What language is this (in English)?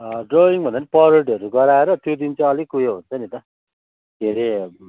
Nepali